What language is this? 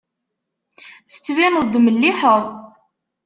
Kabyle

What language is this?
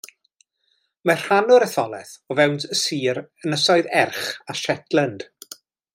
Welsh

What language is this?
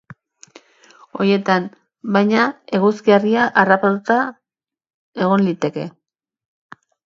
Basque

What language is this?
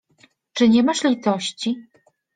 Polish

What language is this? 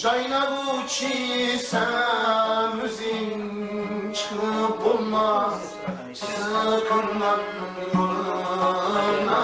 Turkish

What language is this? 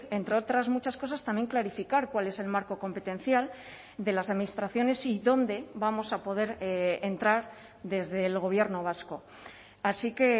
Spanish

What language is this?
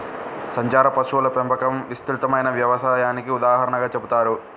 Telugu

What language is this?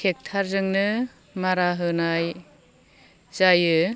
Bodo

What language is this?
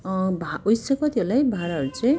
Nepali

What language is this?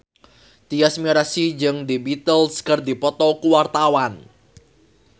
Sundanese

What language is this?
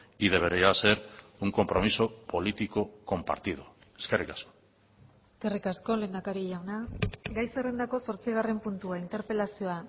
Basque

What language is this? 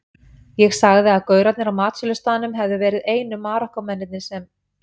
Icelandic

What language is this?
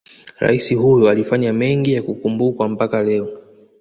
Swahili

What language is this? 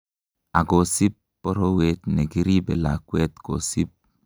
Kalenjin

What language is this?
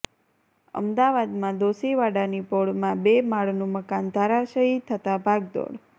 Gujarati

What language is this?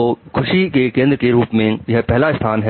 Hindi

